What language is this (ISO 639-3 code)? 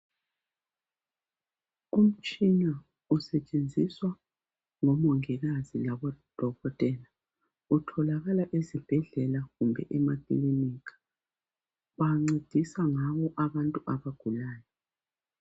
nde